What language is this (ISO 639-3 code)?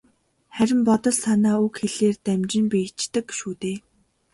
mon